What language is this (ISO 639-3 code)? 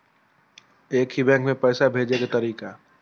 mai